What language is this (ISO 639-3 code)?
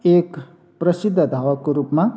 nep